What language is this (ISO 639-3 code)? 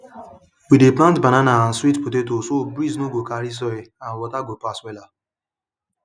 pcm